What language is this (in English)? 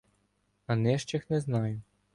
Ukrainian